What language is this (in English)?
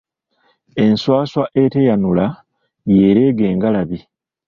Ganda